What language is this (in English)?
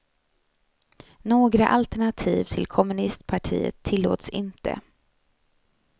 Swedish